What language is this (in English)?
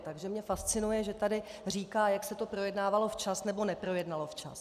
Czech